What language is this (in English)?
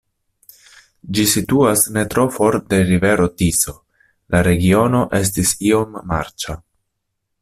Esperanto